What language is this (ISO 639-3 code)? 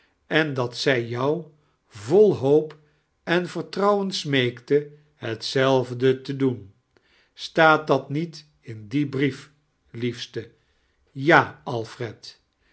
nld